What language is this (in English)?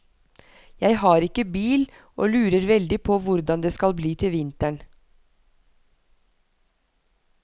Norwegian